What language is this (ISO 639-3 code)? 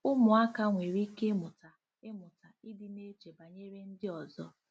ibo